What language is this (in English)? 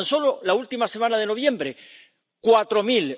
Spanish